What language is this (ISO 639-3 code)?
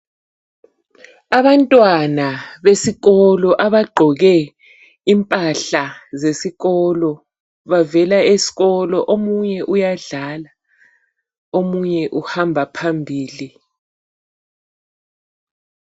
nde